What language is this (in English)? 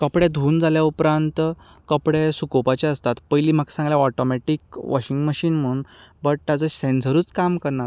Konkani